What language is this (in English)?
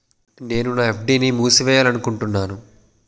Telugu